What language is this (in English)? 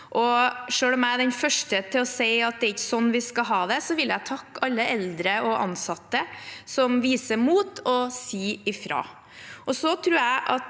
Norwegian